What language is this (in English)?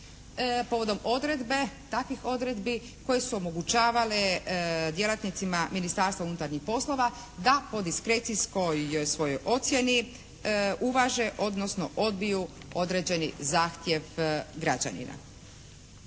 Croatian